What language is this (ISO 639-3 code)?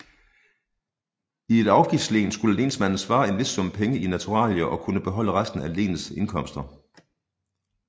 dan